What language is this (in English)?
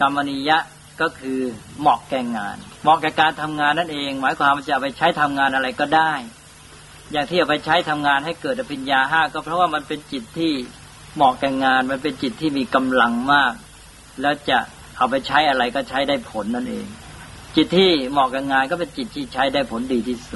Thai